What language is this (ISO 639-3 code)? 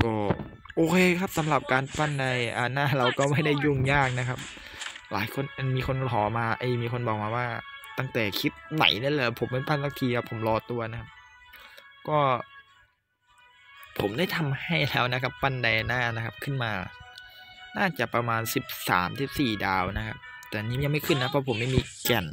tha